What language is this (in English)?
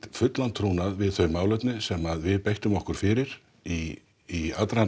Icelandic